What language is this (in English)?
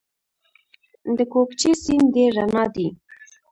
Pashto